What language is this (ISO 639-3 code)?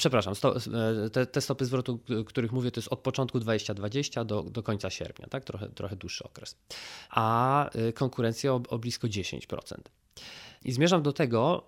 pol